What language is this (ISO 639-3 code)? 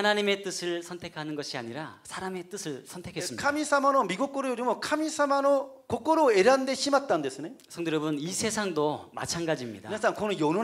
kor